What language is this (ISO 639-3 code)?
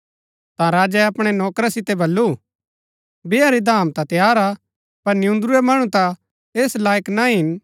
gbk